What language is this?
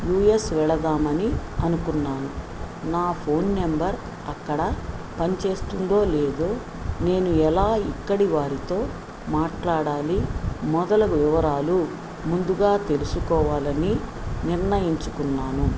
Telugu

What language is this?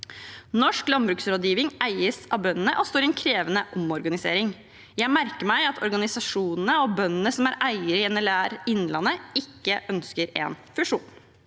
Norwegian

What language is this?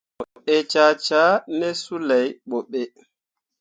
Mundang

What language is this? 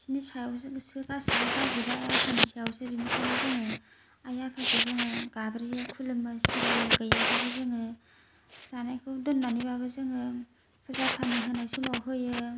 Bodo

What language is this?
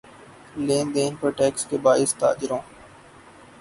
Urdu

